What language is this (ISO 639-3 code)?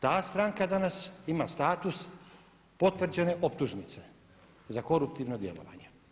hrv